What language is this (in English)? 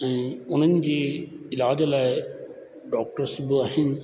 Sindhi